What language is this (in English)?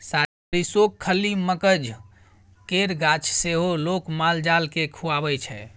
Maithili